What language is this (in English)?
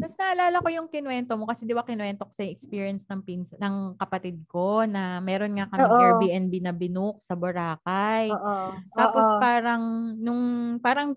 Filipino